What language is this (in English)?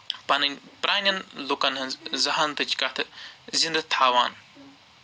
Kashmiri